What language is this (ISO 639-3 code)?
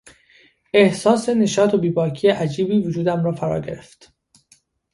fas